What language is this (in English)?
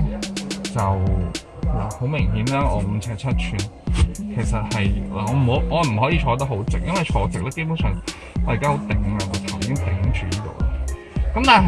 Chinese